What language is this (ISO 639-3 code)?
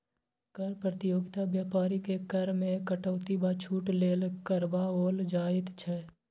mai